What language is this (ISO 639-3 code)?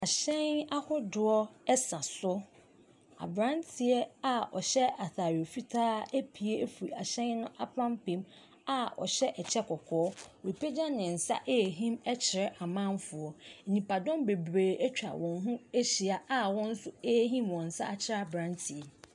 aka